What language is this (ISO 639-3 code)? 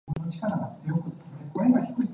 yue